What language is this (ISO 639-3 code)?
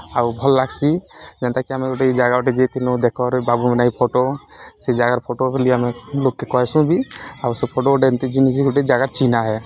ori